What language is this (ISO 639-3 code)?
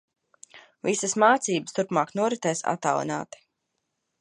lav